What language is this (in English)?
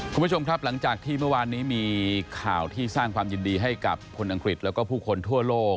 Thai